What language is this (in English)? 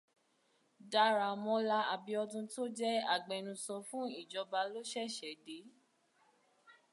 Yoruba